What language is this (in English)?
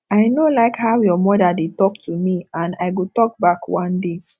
Nigerian Pidgin